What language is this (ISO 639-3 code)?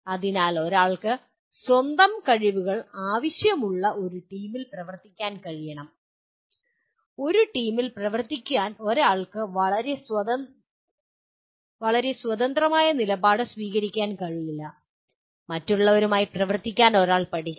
mal